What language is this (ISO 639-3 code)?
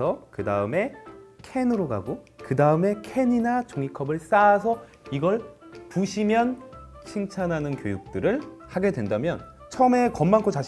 kor